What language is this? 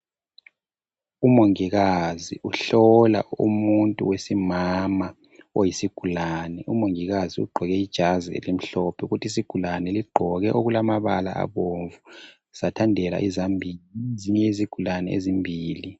North Ndebele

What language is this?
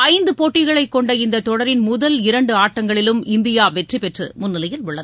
Tamil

